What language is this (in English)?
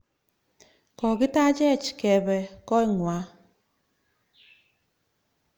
Kalenjin